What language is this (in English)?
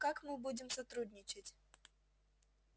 Russian